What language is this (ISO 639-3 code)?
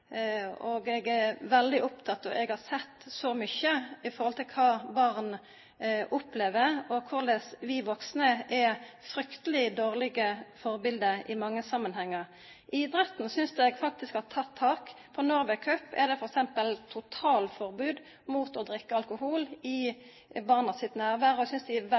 nno